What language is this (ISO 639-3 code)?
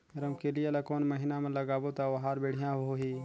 hne